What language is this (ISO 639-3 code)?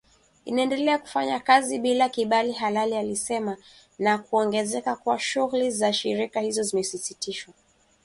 swa